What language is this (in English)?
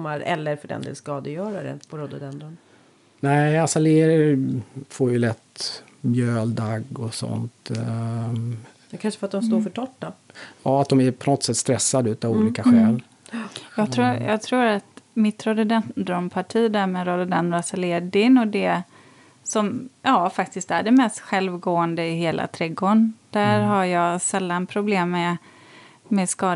Swedish